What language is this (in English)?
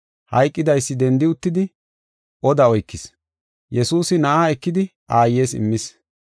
Gofa